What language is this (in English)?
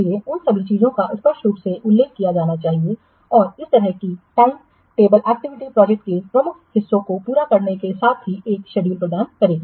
Hindi